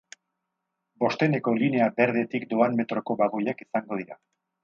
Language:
Basque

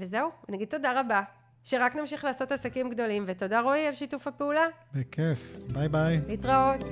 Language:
Hebrew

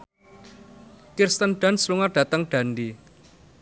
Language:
Javanese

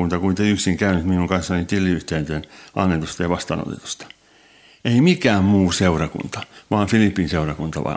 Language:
Finnish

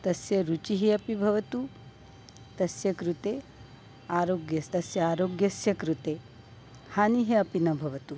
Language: Sanskrit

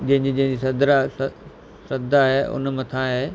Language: Sindhi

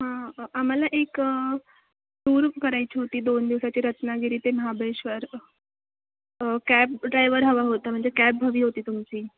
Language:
Marathi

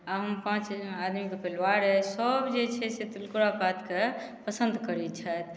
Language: Maithili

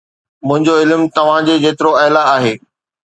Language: Sindhi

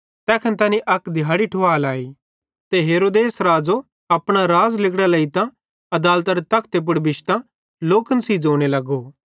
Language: Bhadrawahi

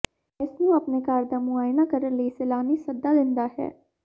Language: Punjabi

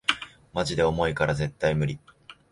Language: Japanese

